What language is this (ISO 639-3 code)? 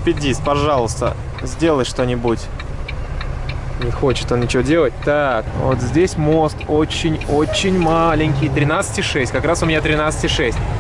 rus